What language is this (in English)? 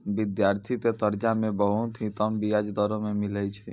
Maithili